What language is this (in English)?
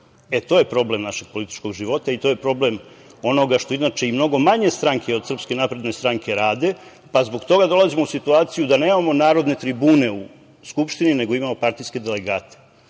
Serbian